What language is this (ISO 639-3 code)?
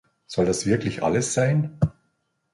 deu